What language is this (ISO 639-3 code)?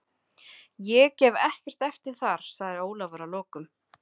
isl